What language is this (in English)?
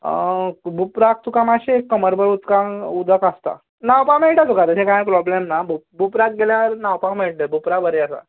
Konkani